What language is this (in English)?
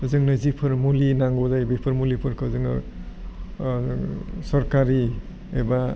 Bodo